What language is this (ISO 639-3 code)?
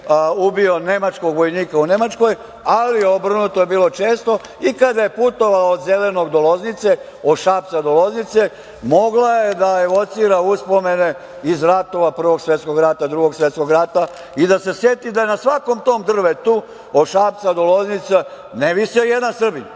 srp